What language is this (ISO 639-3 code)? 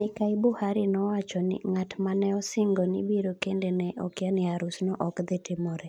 luo